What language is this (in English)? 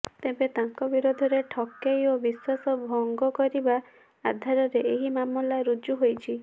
Odia